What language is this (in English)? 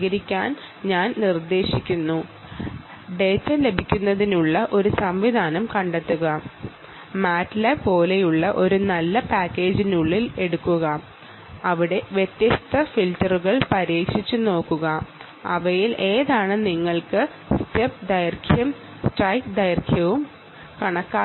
Malayalam